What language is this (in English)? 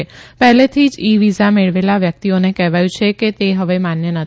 Gujarati